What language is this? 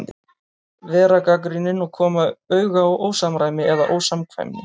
Icelandic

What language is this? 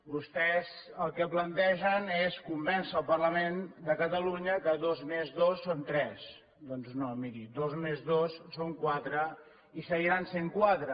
Catalan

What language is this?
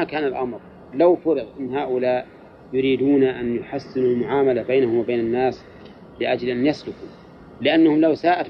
Arabic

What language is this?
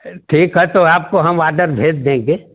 Hindi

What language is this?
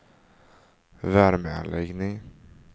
Swedish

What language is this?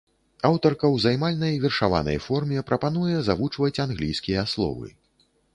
Belarusian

